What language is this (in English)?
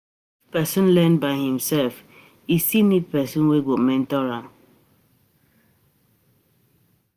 Nigerian Pidgin